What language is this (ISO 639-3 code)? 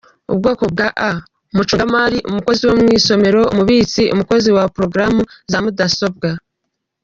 kin